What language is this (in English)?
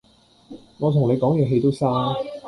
Cantonese